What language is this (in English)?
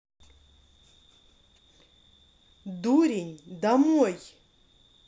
Russian